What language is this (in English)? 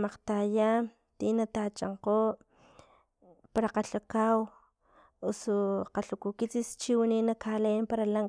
Filomena Mata-Coahuitlán Totonac